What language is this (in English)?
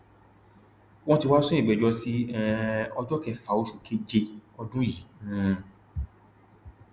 Yoruba